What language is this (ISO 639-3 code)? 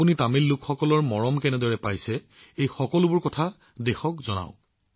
asm